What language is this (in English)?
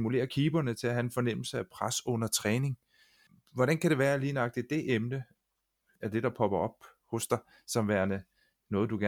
Danish